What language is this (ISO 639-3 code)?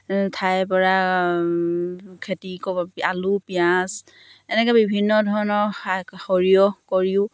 asm